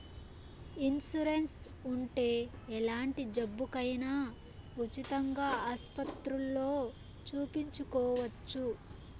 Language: Telugu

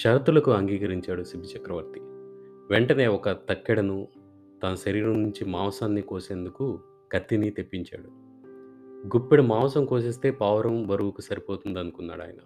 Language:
Telugu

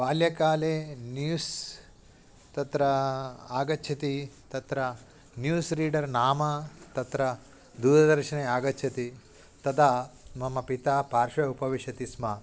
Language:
Sanskrit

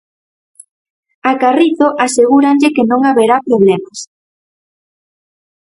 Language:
Galician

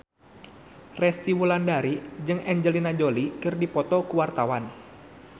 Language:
Sundanese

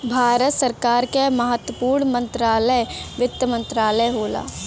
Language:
Bhojpuri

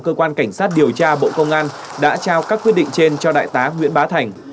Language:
Vietnamese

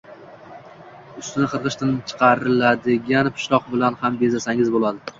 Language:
Uzbek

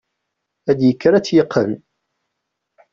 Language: Kabyle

